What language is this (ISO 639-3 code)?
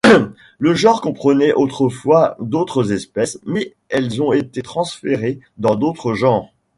fra